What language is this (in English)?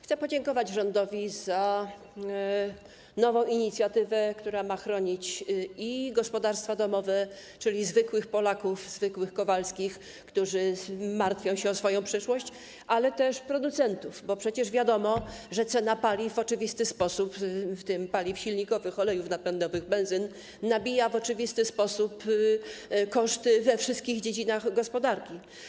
Polish